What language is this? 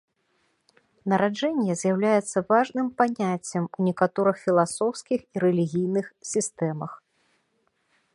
Belarusian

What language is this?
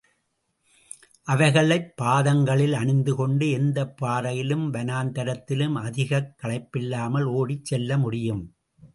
Tamil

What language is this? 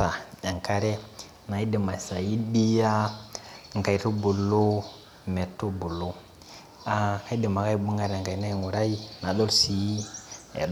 Masai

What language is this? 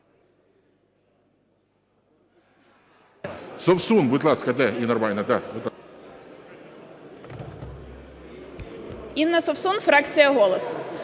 Ukrainian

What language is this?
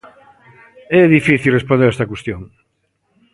Galician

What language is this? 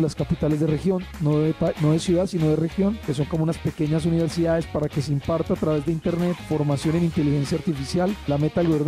Spanish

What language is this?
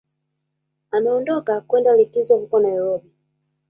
Swahili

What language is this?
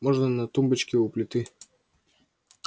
Russian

